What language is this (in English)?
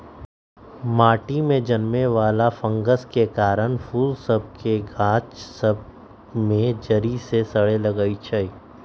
Magahi